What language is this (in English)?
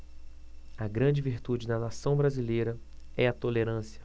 Portuguese